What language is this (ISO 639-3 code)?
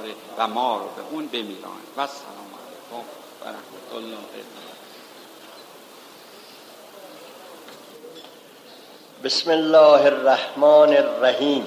fas